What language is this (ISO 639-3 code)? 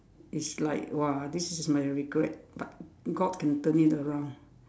eng